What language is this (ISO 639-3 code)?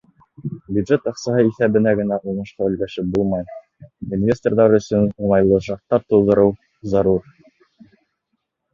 bak